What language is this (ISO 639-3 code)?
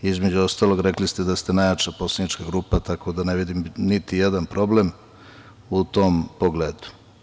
srp